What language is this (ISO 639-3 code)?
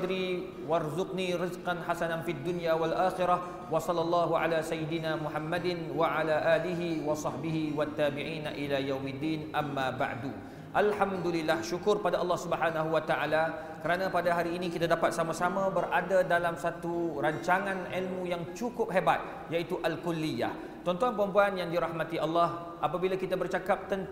msa